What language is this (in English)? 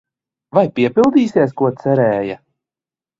Latvian